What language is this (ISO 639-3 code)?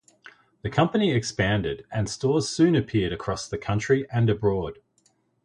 eng